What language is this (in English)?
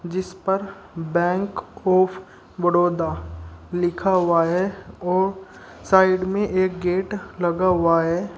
Hindi